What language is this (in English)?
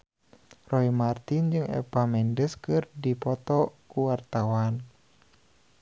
Sundanese